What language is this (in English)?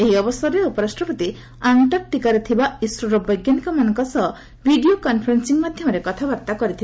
Odia